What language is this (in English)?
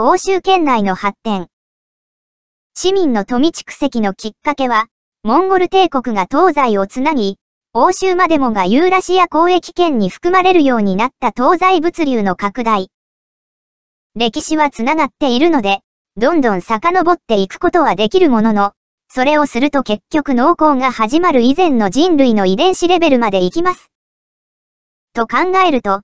Japanese